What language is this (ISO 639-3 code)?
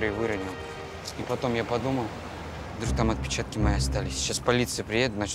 rus